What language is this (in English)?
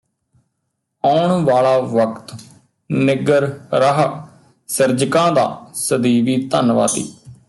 Punjabi